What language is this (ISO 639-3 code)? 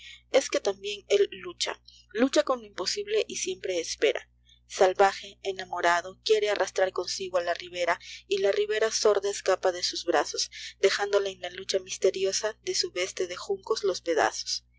spa